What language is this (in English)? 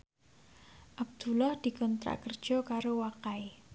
Javanese